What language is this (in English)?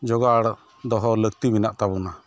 Santali